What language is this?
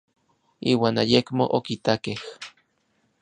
Orizaba Nahuatl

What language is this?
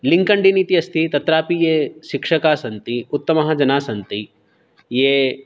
Sanskrit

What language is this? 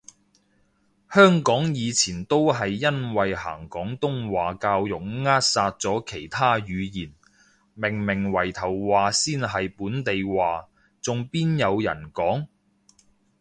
Cantonese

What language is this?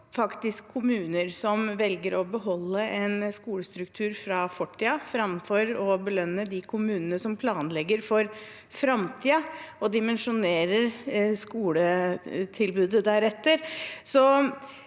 Norwegian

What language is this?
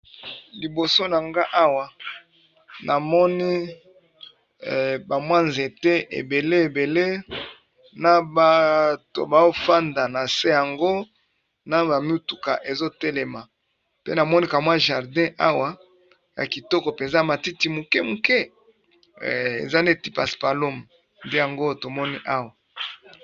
Lingala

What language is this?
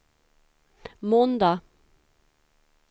Swedish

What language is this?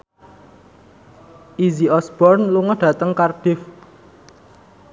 Javanese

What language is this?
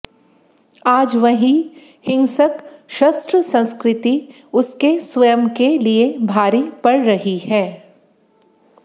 Hindi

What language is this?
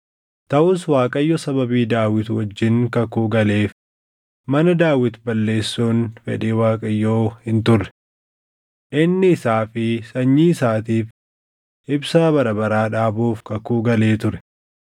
Oromo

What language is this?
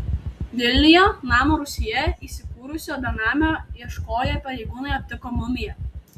Lithuanian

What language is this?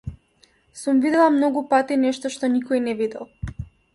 Macedonian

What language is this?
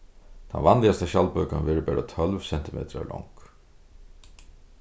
Faroese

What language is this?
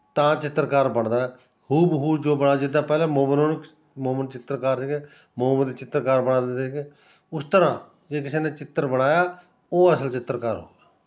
Punjabi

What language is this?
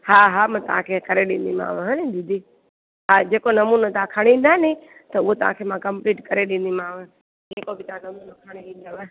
Sindhi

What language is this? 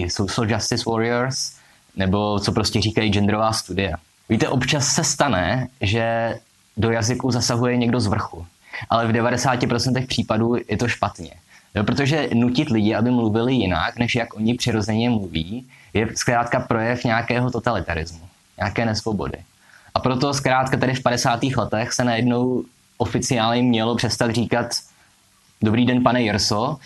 Czech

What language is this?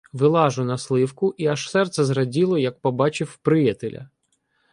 Ukrainian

